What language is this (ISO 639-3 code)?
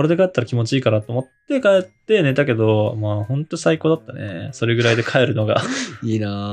jpn